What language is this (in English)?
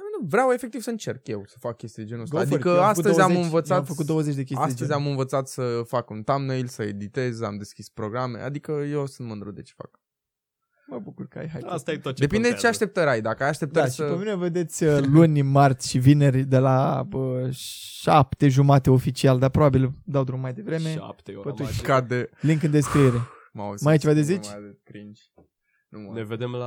Romanian